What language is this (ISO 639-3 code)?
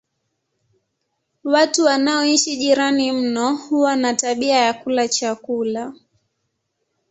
swa